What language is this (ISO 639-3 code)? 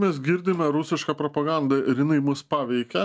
lit